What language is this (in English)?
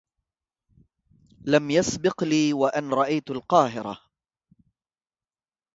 Arabic